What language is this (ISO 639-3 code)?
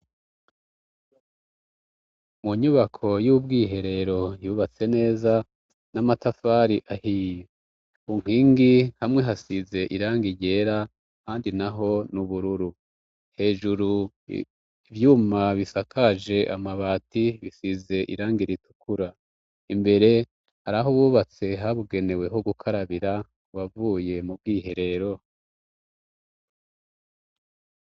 run